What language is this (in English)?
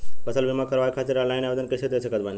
Bhojpuri